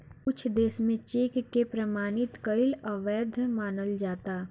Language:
Bhojpuri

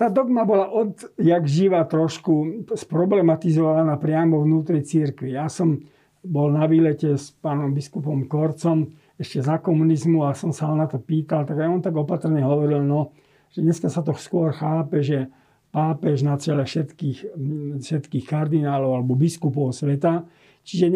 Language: Slovak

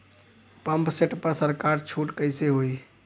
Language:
Bhojpuri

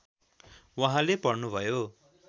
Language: Nepali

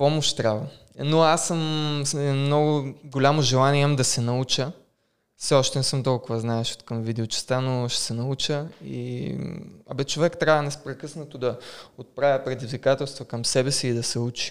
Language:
Bulgarian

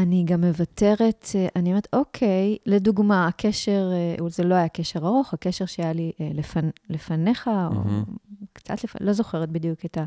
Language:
Hebrew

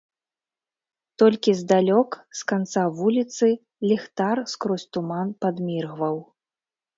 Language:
Belarusian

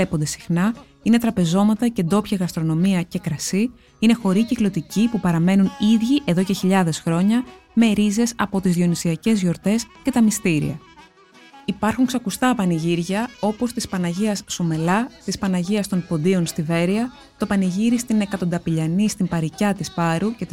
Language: Greek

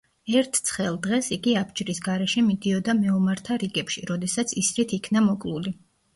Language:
Georgian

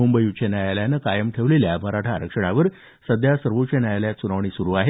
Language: Marathi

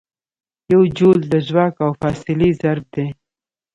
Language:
Pashto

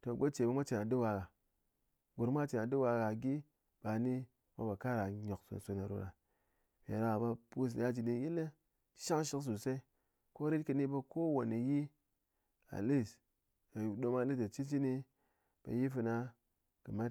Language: Ngas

